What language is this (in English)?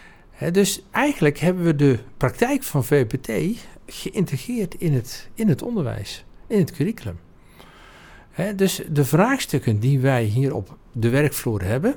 Dutch